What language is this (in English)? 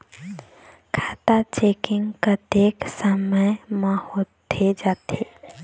Chhattisgarhi